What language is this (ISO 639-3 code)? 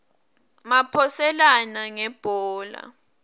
ssw